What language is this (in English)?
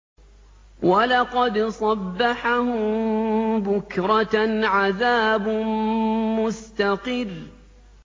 Arabic